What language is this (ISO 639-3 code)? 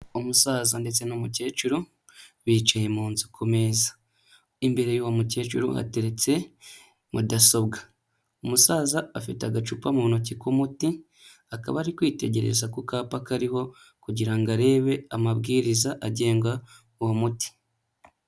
kin